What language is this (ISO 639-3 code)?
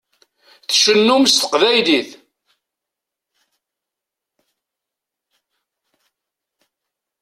kab